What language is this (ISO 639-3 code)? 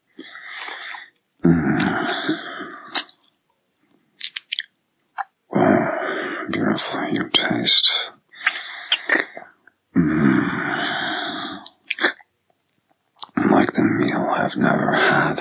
eng